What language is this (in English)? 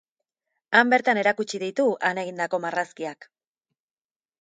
Basque